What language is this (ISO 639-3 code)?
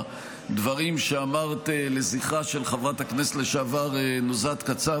heb